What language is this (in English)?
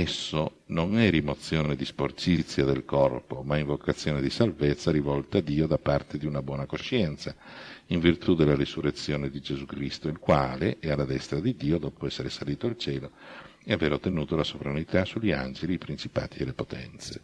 Italian